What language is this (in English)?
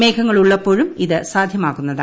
Malayalam